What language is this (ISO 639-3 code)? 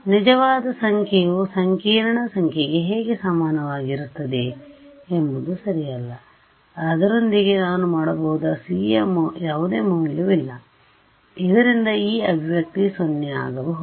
kan